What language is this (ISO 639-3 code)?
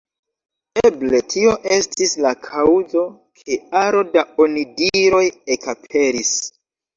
epo